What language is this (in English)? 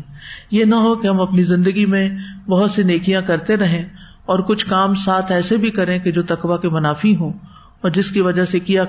Urdu